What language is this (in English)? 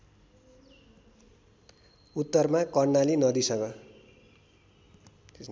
Nepali